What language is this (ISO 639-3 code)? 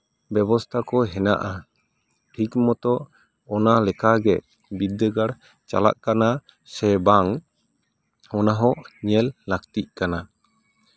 sat